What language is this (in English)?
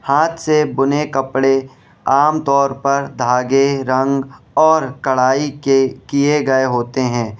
Urdu